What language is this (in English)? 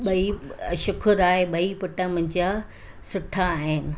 Sindhi